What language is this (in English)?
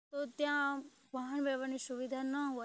Gujarati